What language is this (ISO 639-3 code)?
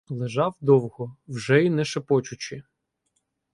ukr